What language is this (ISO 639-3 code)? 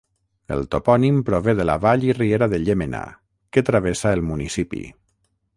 cat